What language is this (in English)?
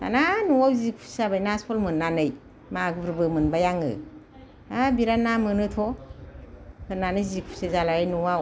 Bodo